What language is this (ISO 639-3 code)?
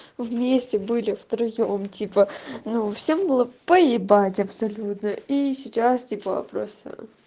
rus